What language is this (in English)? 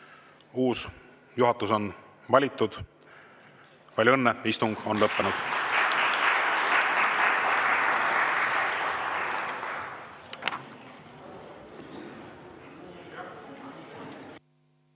Estonian